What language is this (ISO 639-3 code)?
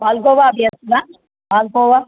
san